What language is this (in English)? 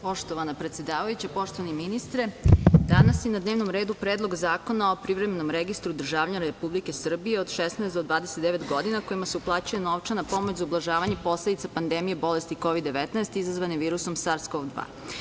Serbian